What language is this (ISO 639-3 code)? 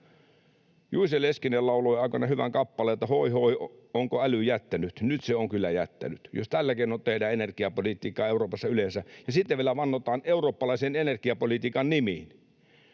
fin